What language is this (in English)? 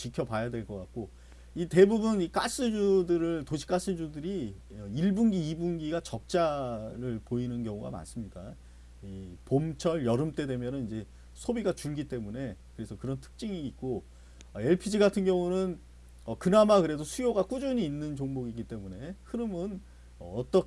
Korean